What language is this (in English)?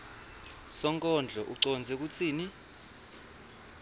Swati